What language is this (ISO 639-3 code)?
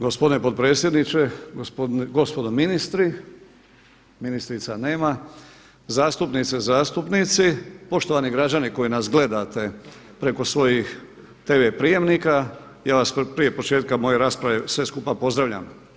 hrv